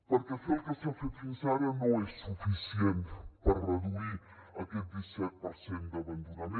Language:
Catalan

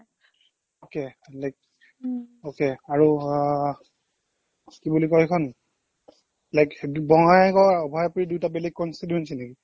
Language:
Assamese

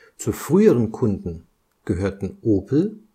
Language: German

